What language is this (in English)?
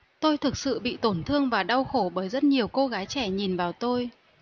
Vietnamese